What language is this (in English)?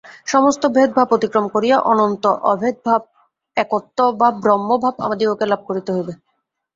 Bangla